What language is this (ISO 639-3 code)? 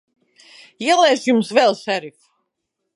lav